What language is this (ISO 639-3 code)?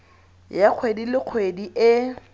tsn